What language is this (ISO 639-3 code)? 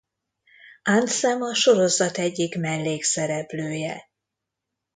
hun